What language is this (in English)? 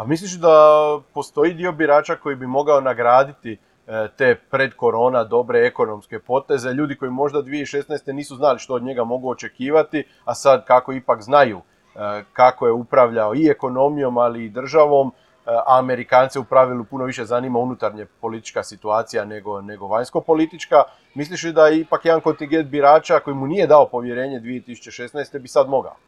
Croatian